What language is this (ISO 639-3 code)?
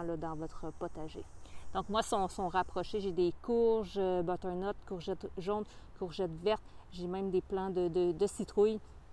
fra